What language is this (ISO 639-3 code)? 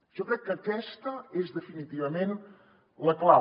cat